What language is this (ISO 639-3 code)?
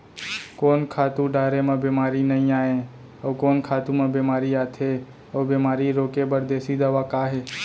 hne